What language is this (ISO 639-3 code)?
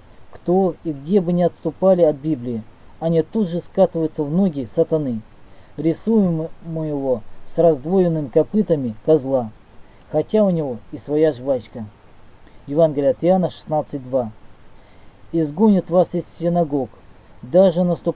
rus